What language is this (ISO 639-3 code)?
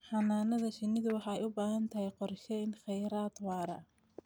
som